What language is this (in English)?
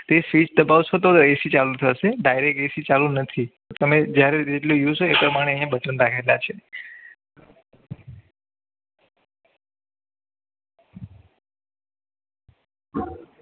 Gujarati